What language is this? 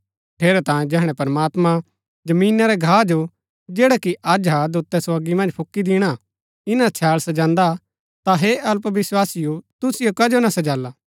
Gaddi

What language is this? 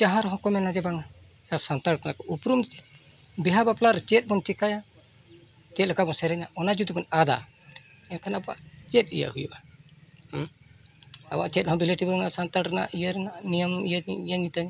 Santali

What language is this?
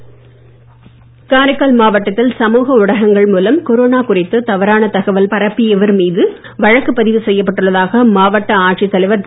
Tamil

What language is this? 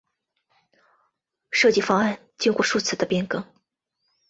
Chinese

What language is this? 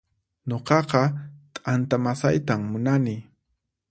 Puno Quechua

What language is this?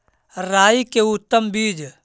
Magahi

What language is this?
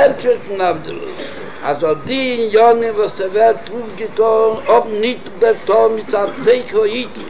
Hebrew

